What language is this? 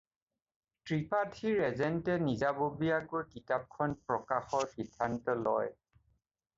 Assamese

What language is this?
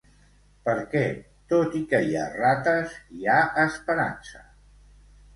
Catalan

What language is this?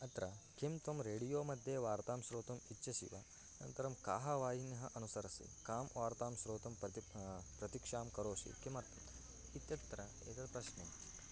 Sanskrit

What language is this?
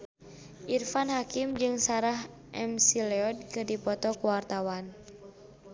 Sundanese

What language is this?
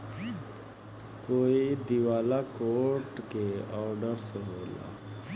Bhojpuri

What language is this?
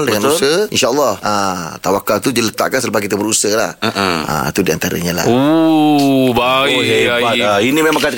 Malay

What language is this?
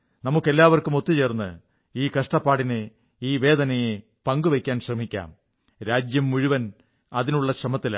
Malayalam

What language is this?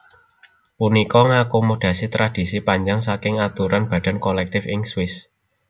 Javanese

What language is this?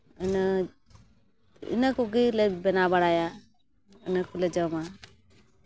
Santali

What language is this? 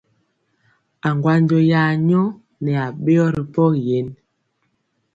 Mpiemo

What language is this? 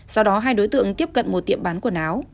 Vietnamese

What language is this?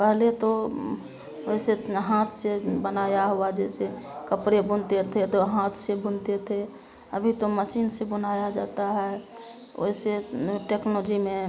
Hindi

